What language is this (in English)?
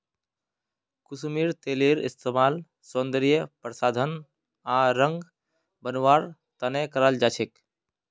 Magahi